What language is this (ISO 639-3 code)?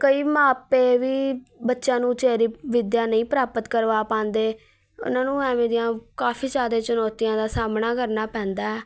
pan